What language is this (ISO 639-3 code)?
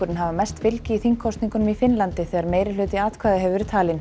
isl